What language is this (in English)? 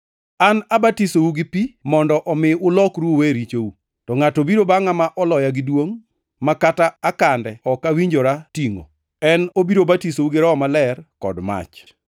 Luo (Kenya and Tanzania)